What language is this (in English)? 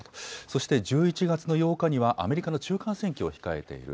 Japanese